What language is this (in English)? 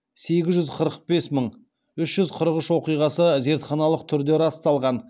Kazakh